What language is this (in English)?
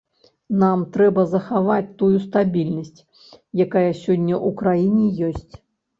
Belarusian